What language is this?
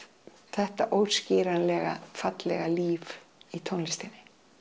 Icelandic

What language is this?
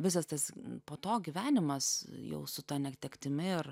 Lithuanian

